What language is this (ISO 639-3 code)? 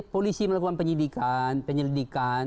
ind